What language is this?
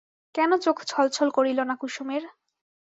Bangla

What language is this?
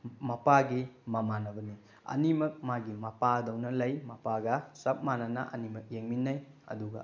Manipuri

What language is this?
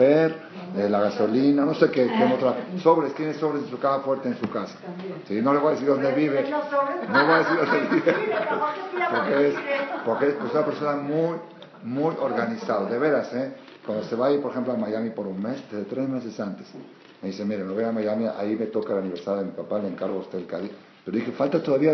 Spanish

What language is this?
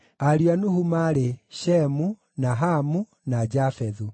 Kikuyu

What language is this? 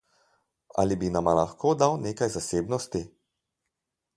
Slovenian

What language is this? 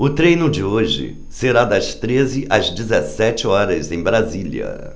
Portuguese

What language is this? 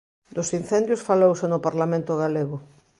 Galician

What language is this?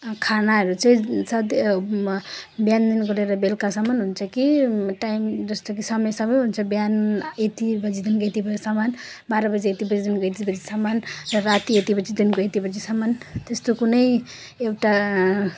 Nepali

